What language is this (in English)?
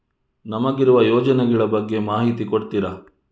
Kannada